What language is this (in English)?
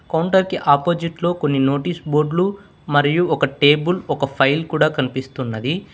Telugu